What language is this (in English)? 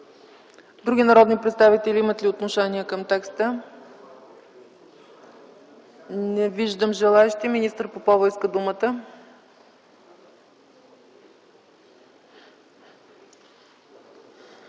Bulgarian